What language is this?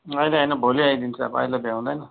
Nepali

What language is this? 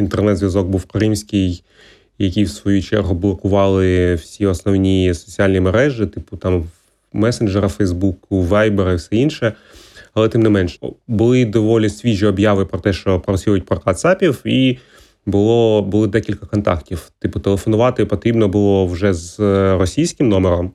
Ukrainian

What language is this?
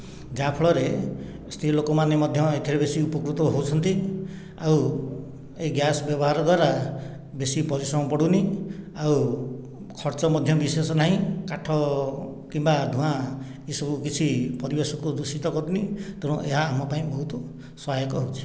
Odia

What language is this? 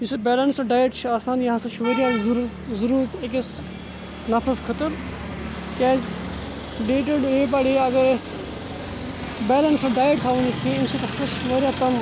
Kashmiri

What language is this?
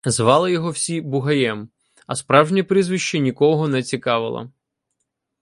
Ukrainian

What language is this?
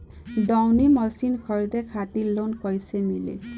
Bhojpuri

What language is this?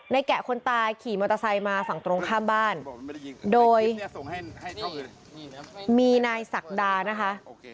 Thai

